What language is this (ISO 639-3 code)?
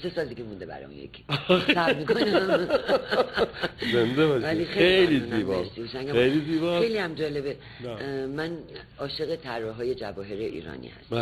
fas